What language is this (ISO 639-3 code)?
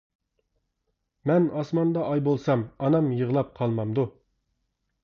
uig